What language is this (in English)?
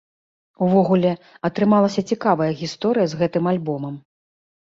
Belarusian